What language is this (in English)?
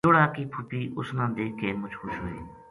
Gujari